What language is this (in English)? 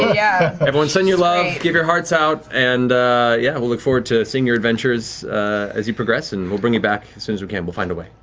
English